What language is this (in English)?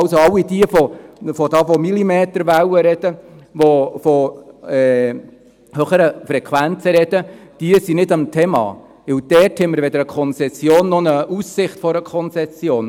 Swiss German